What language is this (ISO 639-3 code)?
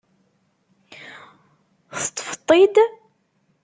kab